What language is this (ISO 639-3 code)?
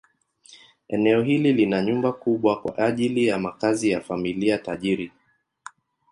swa